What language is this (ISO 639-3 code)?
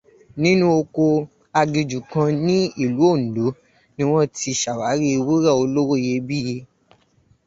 yor